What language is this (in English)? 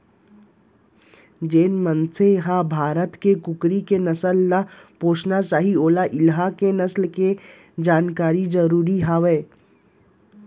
Chhattisgarhi